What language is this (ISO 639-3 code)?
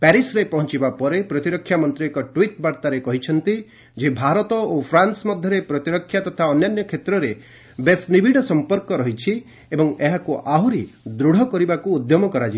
ori